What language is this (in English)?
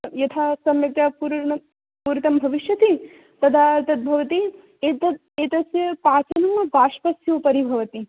Sanskrit